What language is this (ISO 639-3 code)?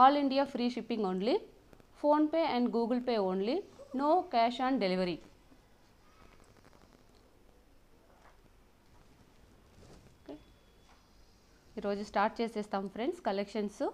hin